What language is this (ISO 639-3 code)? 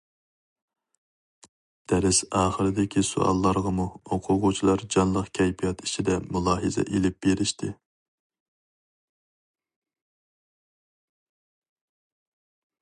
uig